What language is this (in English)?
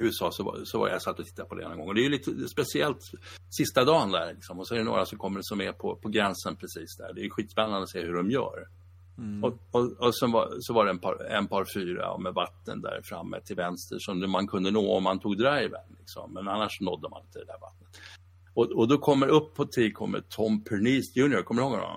Swedish